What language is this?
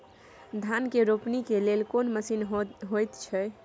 Maithili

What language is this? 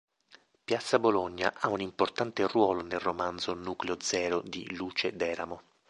Italian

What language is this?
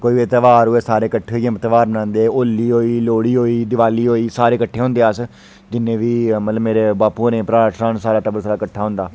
Dogri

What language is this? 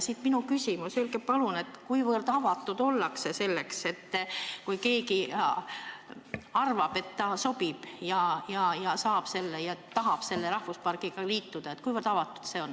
Estonian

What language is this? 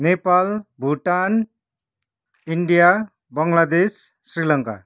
Nepali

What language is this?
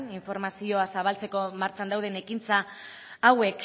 Basque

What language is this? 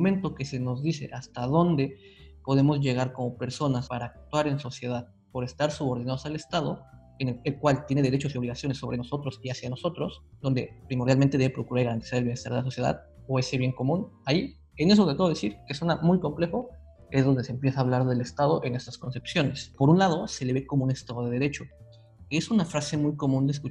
Spanish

